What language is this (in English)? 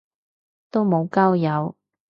Cantonese